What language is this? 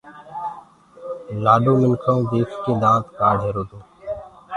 Gurgula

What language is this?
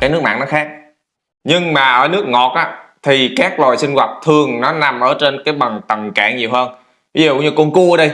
Vietnamese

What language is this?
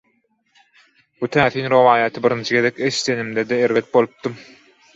Turkmen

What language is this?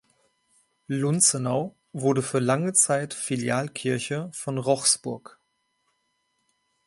German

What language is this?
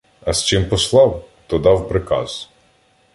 Ukrainian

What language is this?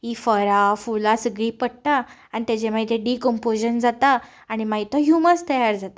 Konkani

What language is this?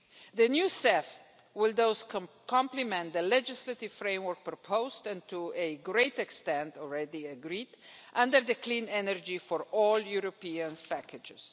English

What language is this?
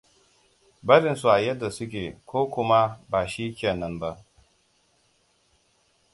Hausa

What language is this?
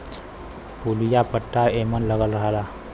Bhojpuri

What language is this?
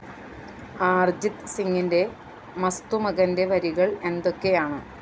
Malayalam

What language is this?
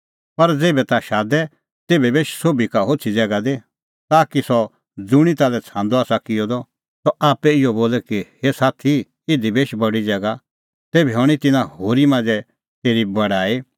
Kullu Pahari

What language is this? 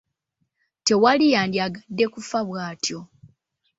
Ganda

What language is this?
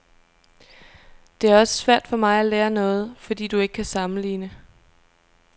Danish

